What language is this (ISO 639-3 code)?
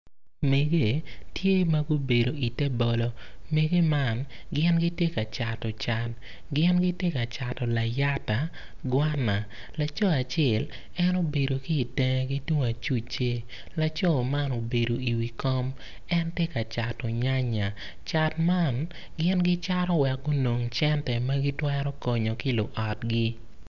ach